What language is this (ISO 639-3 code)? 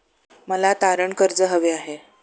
mar